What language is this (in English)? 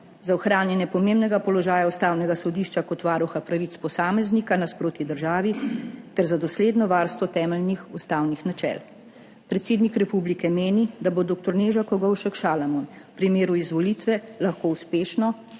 Slovenian